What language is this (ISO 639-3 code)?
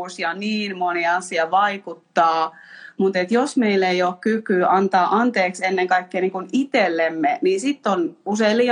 fin